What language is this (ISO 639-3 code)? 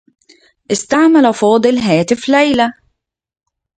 ara